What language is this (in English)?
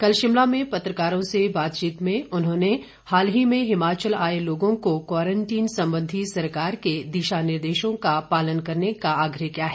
Hindi